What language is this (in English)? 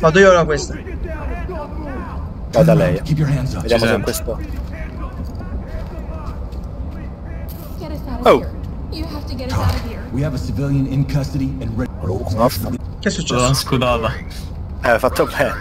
Italian